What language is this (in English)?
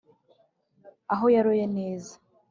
Kinyarwanda